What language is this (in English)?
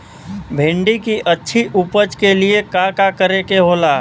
Bhojpuri